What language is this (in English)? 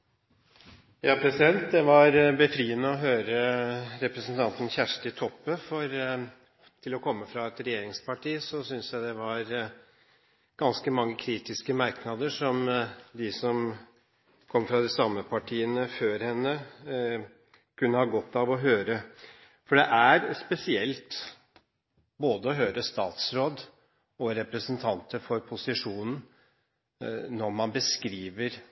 Norwegian